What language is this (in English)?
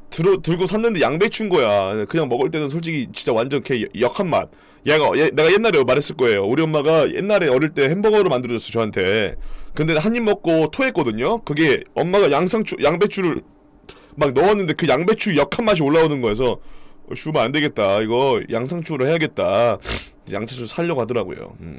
Korean